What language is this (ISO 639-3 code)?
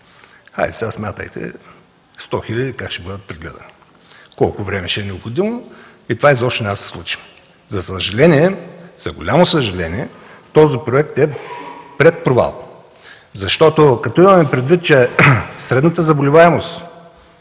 bul